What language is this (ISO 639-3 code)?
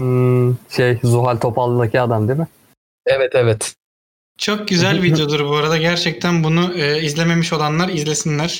tur